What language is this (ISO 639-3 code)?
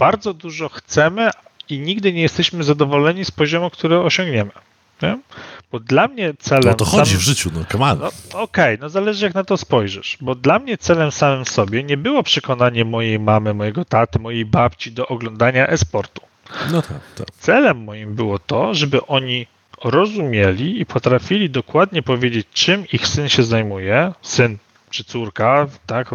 pol